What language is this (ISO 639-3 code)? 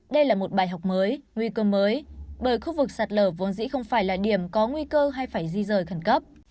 vie